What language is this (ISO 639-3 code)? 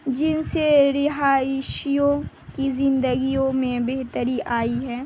urd